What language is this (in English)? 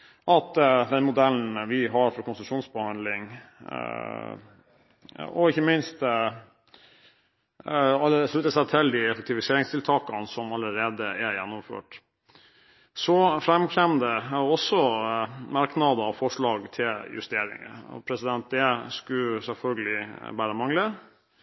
Norwegian Bokmål